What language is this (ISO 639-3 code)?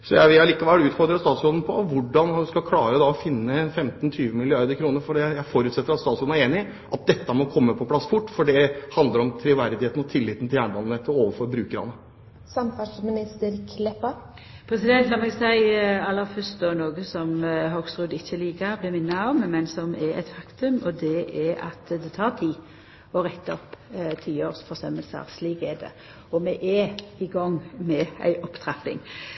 nor